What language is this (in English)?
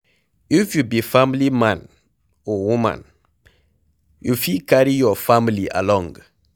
Nigerian Pidgin